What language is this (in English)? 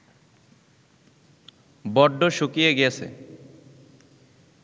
Bangla